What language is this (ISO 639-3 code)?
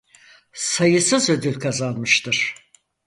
tur